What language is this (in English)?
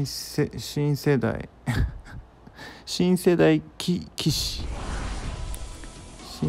Japanese